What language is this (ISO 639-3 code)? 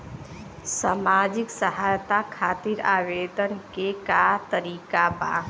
bho